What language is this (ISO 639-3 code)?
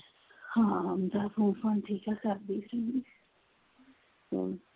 pan